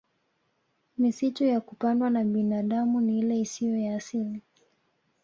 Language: Swahili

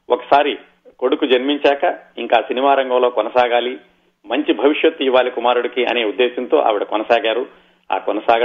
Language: Telugu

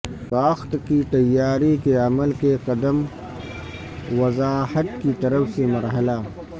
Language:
Urdu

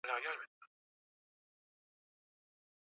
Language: Swahili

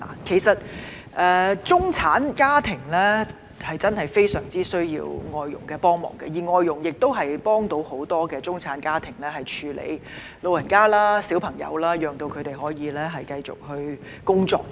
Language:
Cantonese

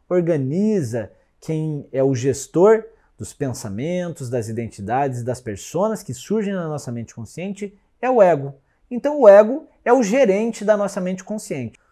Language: Portuguese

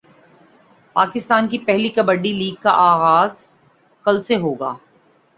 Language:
Urdu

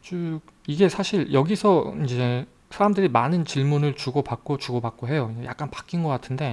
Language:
Korean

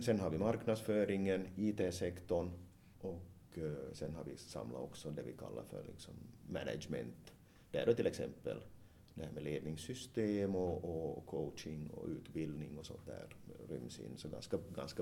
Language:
Swedish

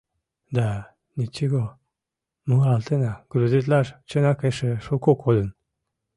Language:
Mari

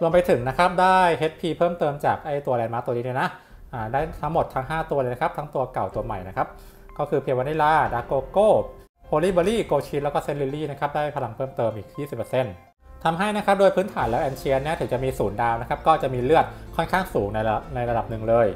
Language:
Thai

